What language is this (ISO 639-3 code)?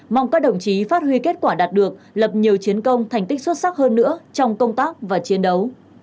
vie